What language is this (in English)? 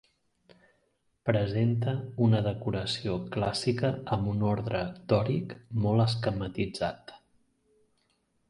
Catalan